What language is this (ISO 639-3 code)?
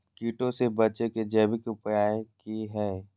mag